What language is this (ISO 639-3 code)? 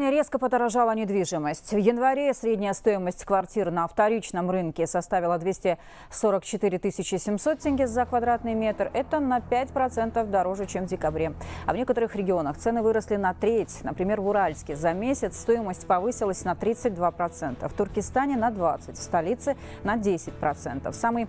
rus